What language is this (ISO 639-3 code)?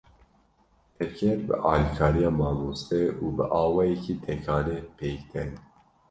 kur